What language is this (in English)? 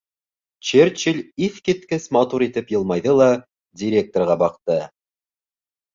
Bashkir